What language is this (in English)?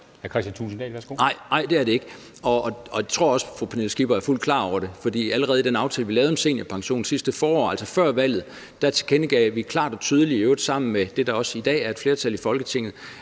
Danish